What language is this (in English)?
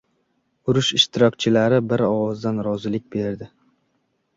Uzbek